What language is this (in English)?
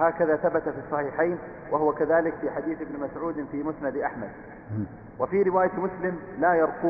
Arabic